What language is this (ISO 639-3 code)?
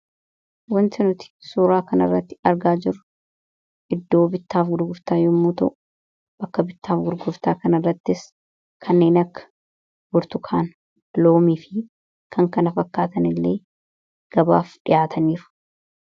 orm